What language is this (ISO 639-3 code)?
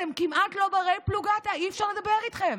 heb